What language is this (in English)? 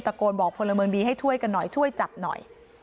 Thai